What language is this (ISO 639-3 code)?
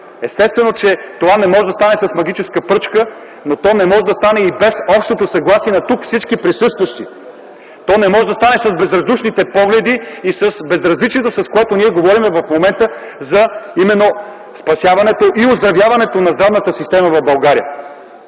bul